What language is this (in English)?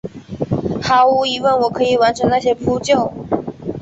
Chinese